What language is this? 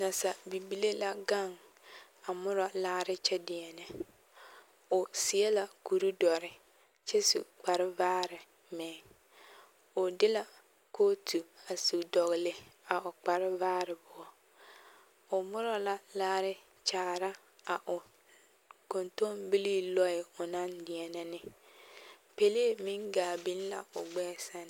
Southern Dagaare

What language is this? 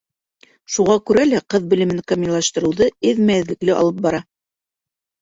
Bashkir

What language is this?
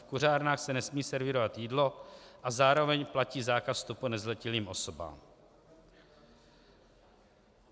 Czech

